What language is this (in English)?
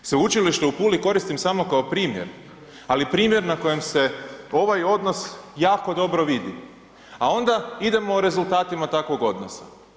Croatian